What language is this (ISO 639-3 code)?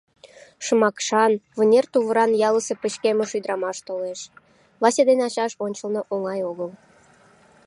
chm